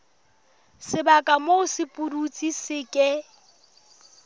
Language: Southern Sotho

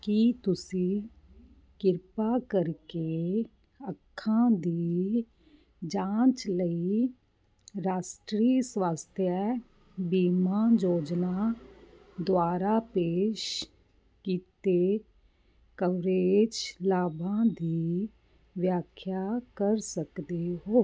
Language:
Punjabi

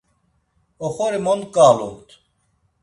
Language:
Laz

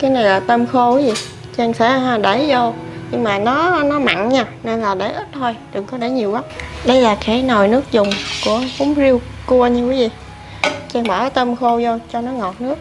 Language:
Vietnamese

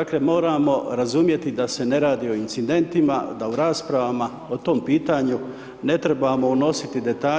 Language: Croatian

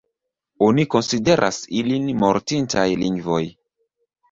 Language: Esperanto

